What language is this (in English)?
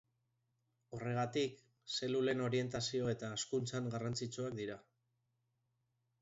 Basque